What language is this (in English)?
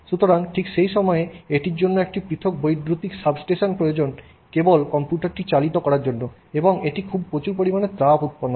Bangla